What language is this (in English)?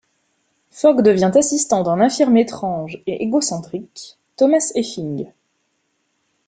French